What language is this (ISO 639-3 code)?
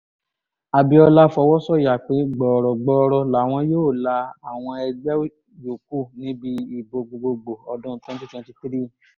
yor